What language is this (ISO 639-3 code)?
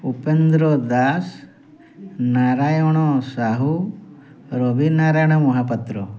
ori